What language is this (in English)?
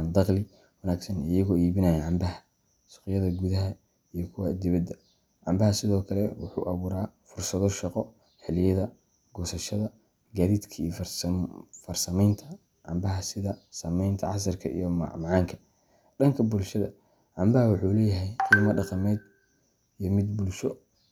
Somali